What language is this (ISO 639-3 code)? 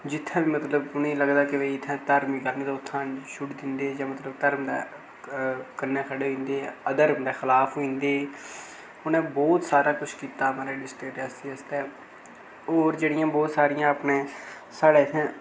doi